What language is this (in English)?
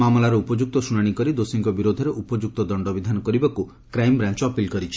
Odia